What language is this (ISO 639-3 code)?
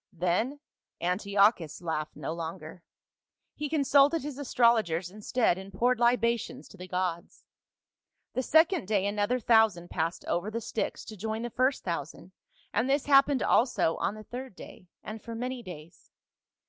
eng